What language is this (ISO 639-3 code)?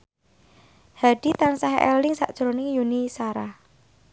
jav